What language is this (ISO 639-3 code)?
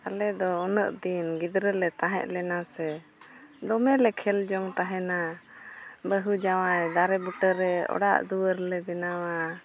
sat